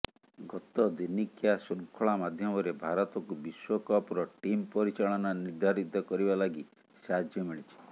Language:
Odia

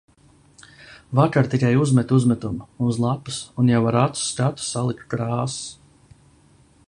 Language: Latvian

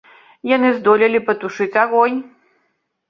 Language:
Belarusian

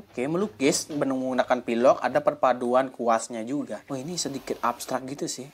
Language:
Indonesian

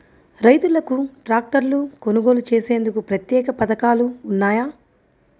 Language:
Telugu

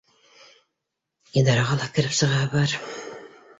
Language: Bashkir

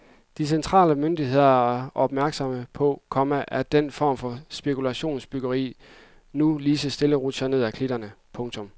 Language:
Danish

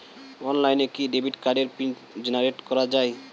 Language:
Bangla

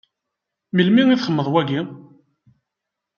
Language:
Kabyle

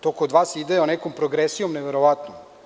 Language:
Serbian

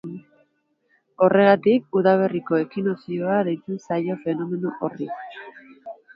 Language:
Basque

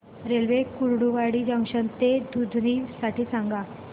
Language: Marathi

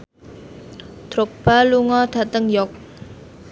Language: Javanese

